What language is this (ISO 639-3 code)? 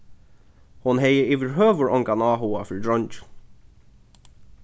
fao